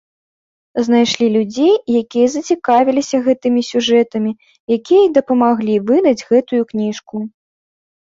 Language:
Belarusian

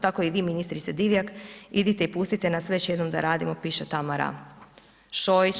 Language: Croatian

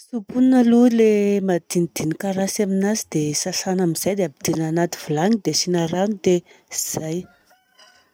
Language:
Southern Betsimisaraka Malagasy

